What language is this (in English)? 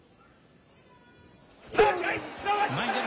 Japanese